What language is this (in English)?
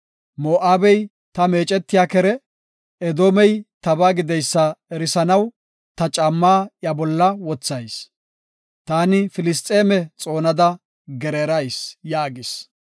Gofa